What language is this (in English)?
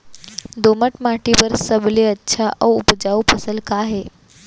Chhattisgarhi